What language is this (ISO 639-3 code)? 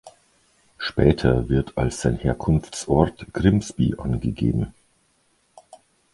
deu